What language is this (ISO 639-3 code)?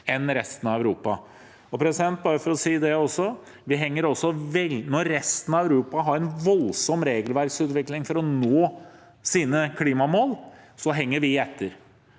nor